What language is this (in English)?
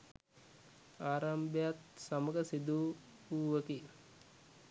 Sinhala